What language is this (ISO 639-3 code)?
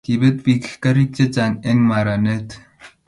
kln